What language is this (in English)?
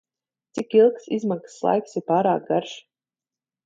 Latvian